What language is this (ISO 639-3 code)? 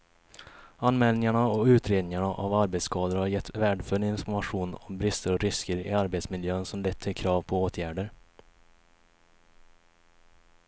swe